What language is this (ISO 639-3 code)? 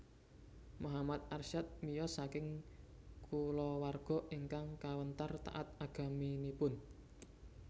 jav